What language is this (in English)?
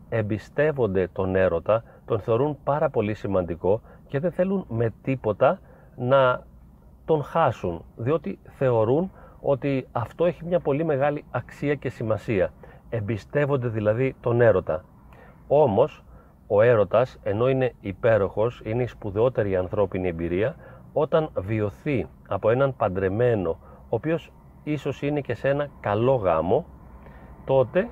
Greek